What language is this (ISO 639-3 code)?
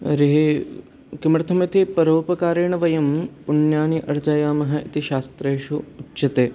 san